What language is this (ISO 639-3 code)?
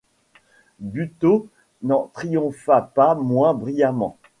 fra